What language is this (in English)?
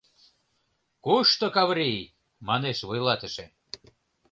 Mari